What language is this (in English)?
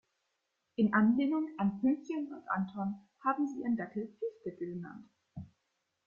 German